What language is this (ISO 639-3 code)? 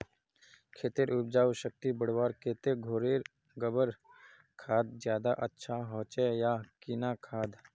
mag